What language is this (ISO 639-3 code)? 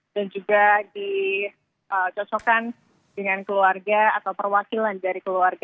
ind